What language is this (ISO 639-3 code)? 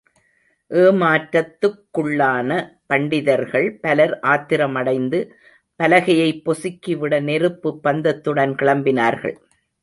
tam